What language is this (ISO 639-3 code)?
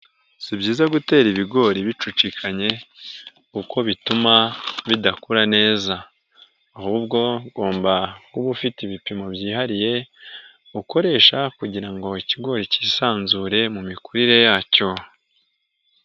kin